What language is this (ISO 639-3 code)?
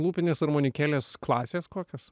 lit